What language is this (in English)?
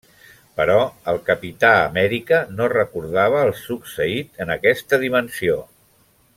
Catalan